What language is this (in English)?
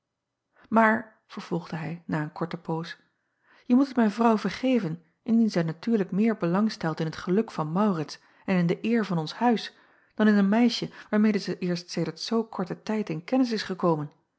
Dutch